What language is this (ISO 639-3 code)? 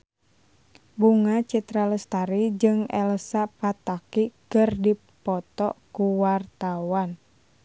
sun